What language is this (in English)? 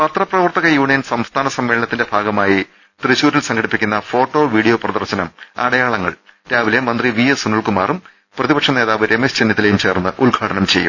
Malayalam